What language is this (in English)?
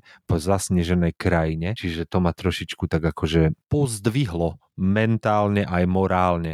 Slovak